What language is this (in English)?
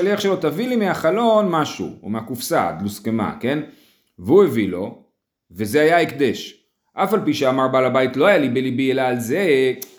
Hebrew